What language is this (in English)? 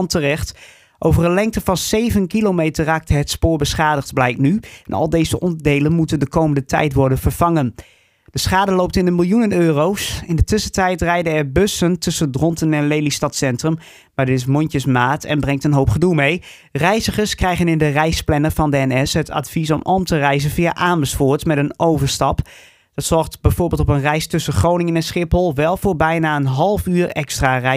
Dutch